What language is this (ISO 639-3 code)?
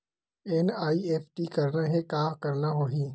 hne